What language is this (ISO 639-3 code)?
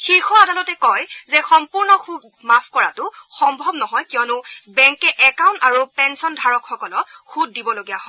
asm